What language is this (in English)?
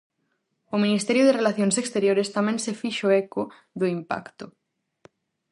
Galician